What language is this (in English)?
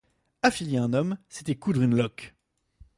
French